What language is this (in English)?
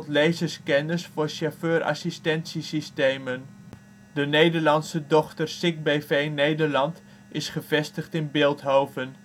Dutch